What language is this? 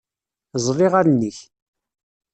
Kabyle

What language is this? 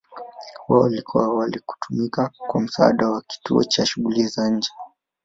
Swahili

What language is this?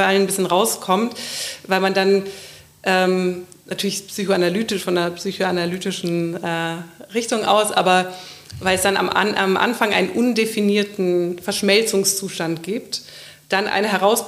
German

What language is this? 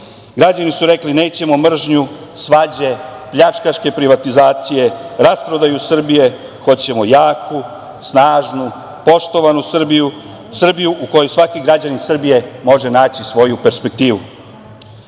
Serbian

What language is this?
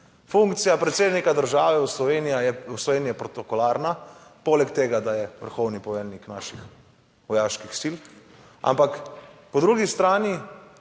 Slovenian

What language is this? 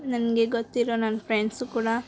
Kannada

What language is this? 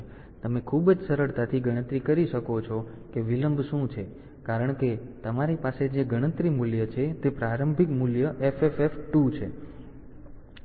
Gujarati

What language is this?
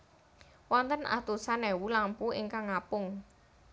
Javanese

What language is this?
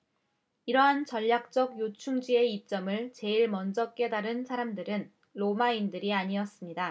Korean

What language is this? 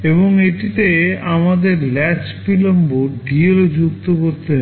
Bangla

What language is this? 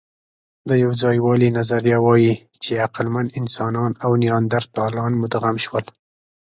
Pashto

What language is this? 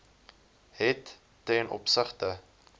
Afrikaans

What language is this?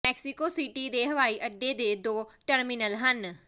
Punjabi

